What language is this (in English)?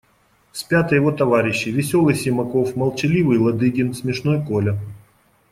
Russian